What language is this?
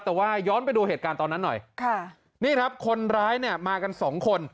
Thai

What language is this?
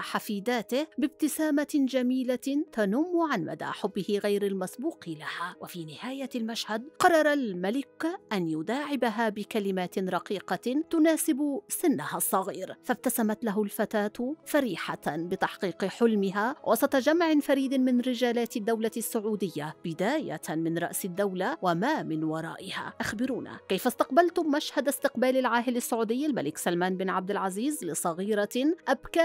Arabic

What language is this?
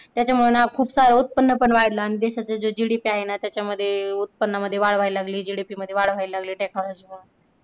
Marathi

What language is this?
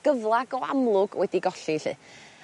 Welsh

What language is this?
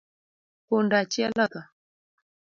Luo (Kenya and Tanzania)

